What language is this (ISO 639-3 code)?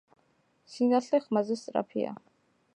kat